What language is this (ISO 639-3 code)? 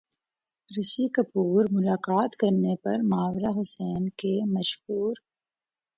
urd